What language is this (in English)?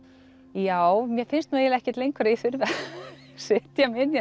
Icelandic